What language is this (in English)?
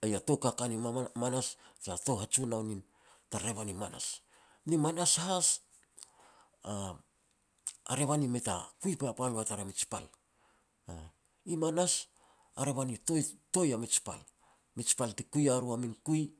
Petats